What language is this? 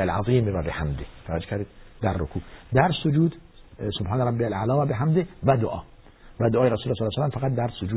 Persian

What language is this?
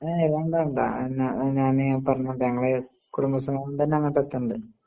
Malayalam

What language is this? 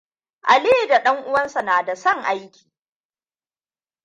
Hausa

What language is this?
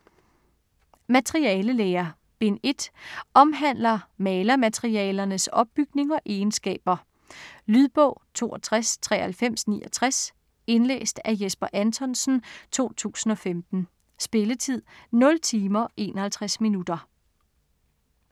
Danish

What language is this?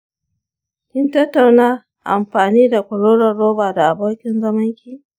Hausa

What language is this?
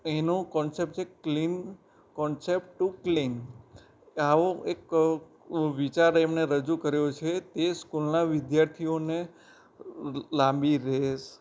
Gujarati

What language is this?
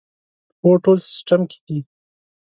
Pashto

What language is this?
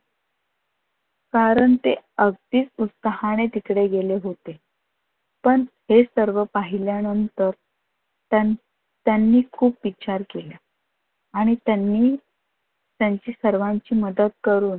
Marathi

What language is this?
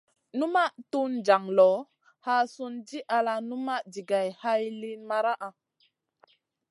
Masana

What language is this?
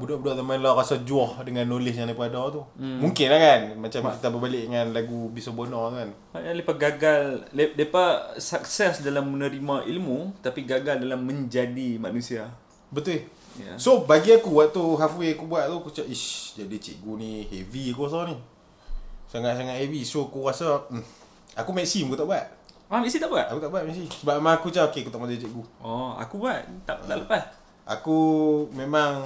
Malay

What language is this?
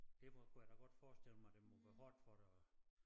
Danish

